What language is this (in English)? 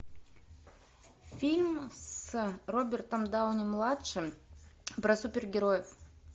Russian